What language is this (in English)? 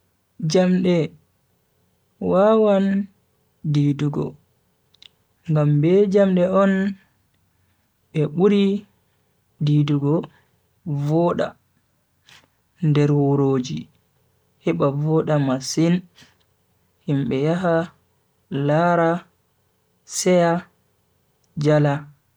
Bagirmi Fulfulde